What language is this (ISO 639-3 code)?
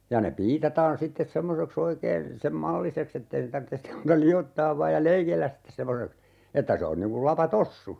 fin